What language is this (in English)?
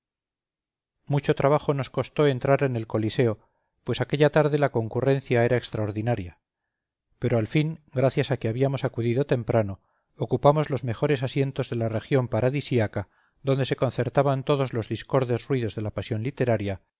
Spanish